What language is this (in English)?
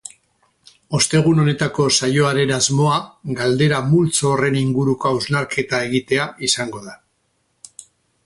Basque